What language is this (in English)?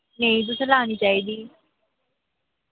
Dogri